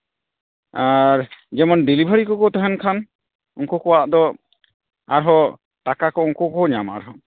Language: Santali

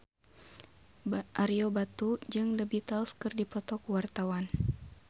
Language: Sundanese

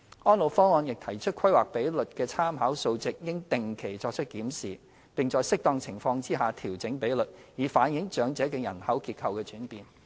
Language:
Cantonese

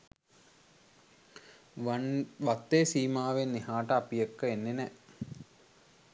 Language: Sinhala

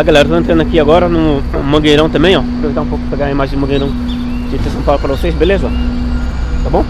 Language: Portuguese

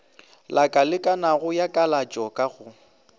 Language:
Northern Sotho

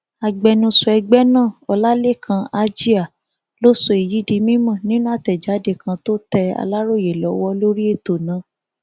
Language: Yoruba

